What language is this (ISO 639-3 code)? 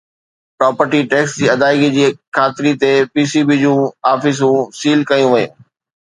snd